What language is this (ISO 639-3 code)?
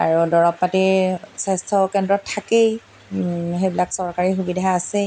asm